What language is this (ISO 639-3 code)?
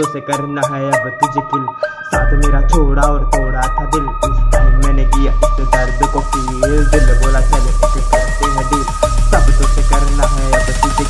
hin